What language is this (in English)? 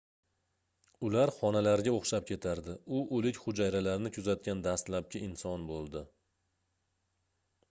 Uzbek